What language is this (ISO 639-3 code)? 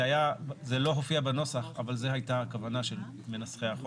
heb